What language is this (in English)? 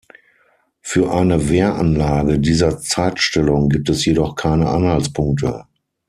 German